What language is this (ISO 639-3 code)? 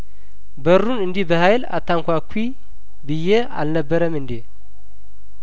amh